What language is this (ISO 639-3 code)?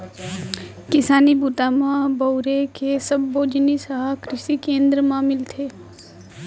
hne